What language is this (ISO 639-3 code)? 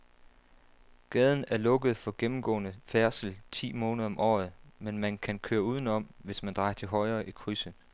dan